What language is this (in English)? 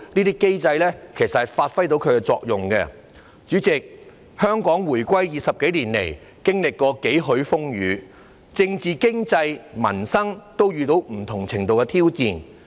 Cantonese